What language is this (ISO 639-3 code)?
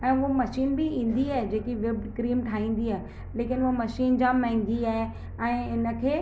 snd